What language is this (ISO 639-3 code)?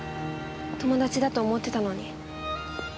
jpn